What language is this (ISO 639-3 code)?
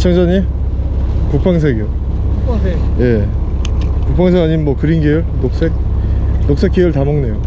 kor